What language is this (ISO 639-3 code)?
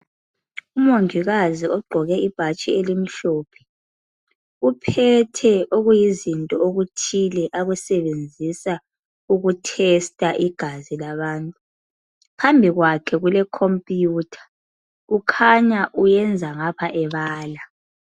nde